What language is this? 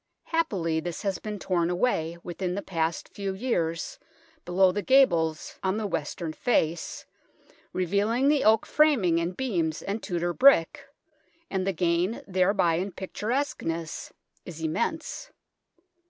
English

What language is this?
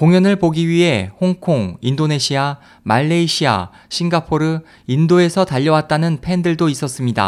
Korean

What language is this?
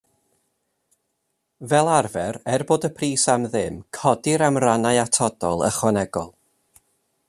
Welsh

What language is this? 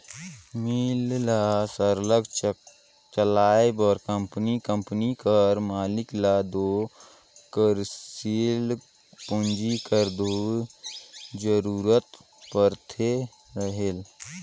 Chhattisgarhi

